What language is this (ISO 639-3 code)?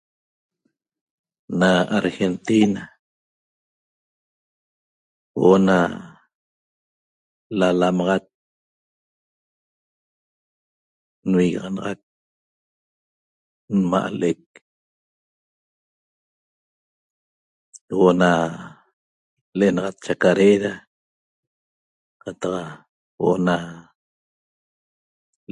tob